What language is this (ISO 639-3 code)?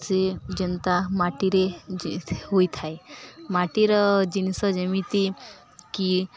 ori